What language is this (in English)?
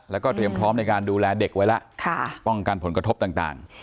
Thai